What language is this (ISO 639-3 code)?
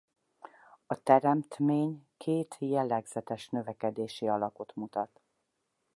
hun